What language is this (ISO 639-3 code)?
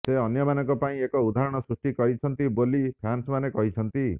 ori